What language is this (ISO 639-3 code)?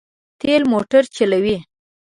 pus